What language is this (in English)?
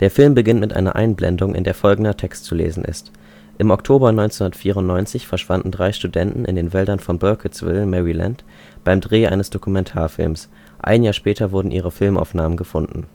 German